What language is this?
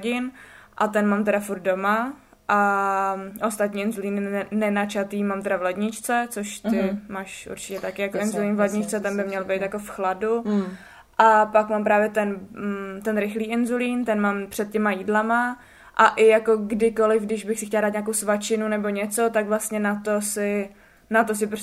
Czech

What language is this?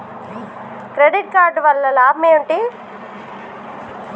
Telugu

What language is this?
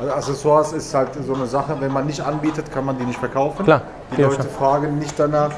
German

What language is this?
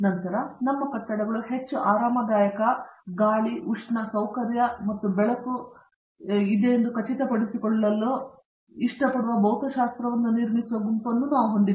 Kannada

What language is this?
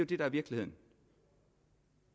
Danish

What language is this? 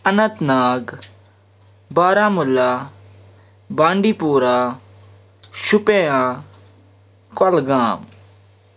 Kashmiri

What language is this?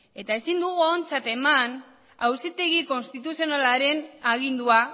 Basque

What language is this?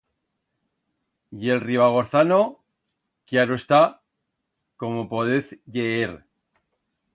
Aragonese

